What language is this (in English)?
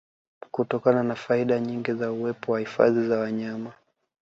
Swahili